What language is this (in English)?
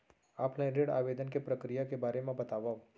Chhattisgarhi